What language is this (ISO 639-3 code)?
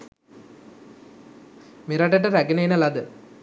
sin